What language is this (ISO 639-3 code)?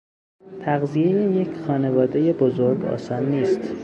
fas